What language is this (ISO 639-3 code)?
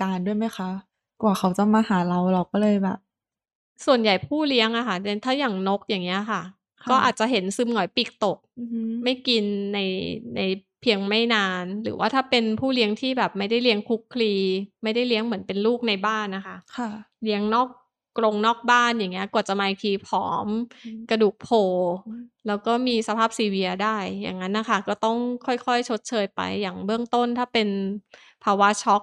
tha